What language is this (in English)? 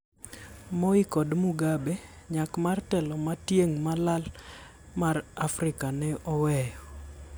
Luo (Kenya and Tanzania)